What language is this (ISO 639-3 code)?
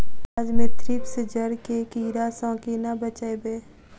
mai